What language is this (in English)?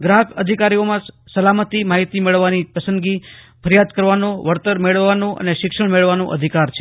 Gujarati